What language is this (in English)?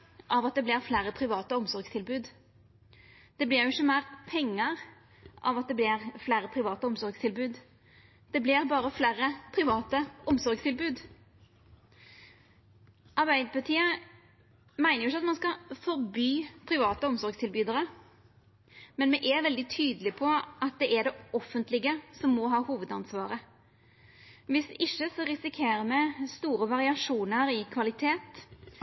Norwegian Nynorsk